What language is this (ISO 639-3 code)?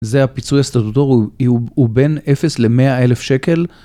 heb